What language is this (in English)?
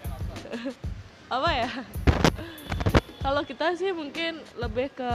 Indonesian